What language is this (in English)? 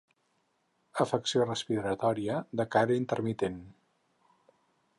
Catalan